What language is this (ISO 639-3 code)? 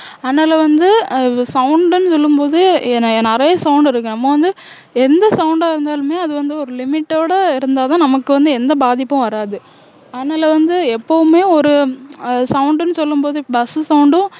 tam